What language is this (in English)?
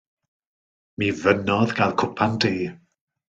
Welsh